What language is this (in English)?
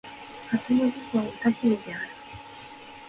Japanese